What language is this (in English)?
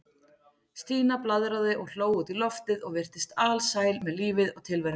Icelandic